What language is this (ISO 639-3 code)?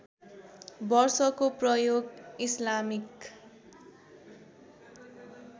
nep